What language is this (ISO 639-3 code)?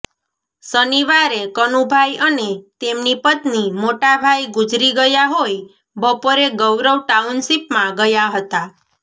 guj